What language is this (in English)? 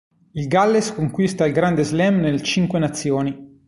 Italian